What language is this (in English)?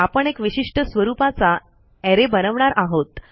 Marathi